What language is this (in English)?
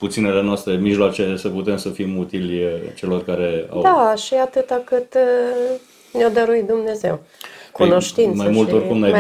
Romanian